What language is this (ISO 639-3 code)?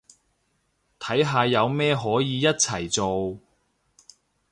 yue